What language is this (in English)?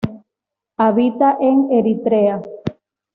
Spanish